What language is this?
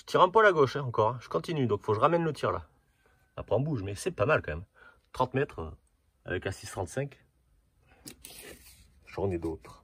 French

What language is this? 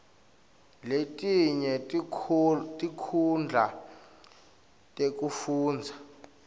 Swati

